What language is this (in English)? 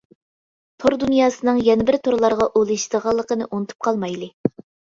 Uyghur